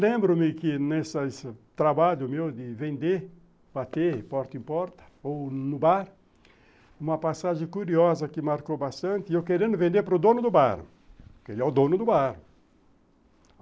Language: Portuguese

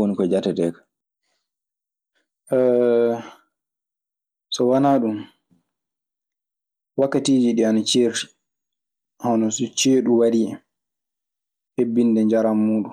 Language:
Maasina Fulfulde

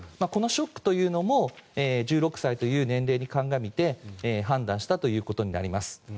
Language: Japanese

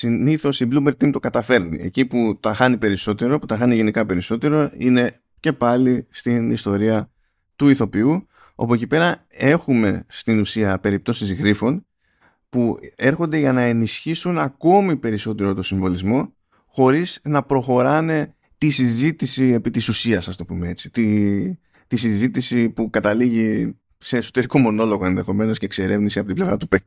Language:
Greek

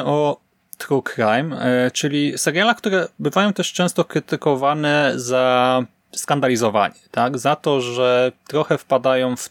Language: Polish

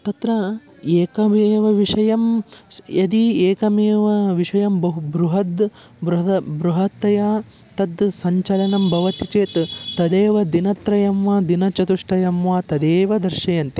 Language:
Sanskrit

